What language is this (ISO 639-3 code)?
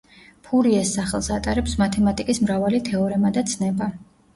kat